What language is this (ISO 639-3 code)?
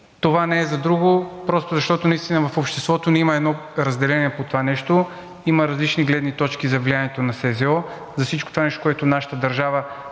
bul